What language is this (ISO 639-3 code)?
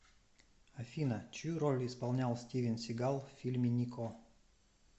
rus